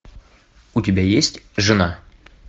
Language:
Russian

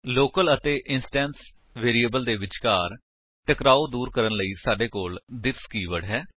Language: Punjabi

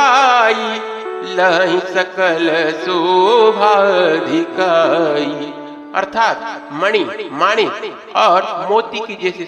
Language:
Hindi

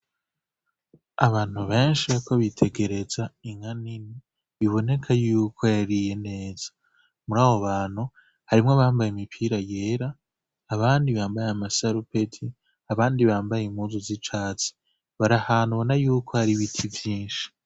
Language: Rundi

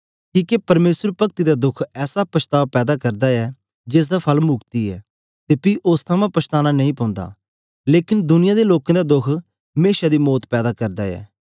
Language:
Dogri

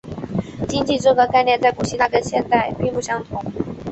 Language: Chinese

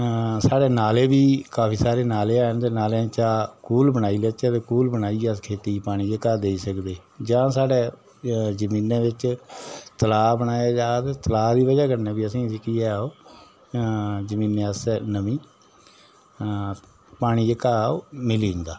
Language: Dogri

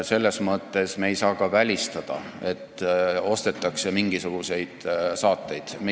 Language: Estonian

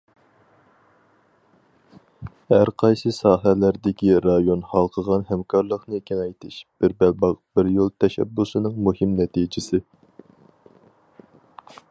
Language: Uyghur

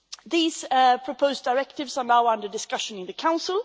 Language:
English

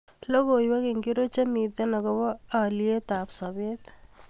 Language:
Kalenjin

